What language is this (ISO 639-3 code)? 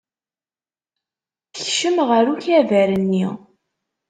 kab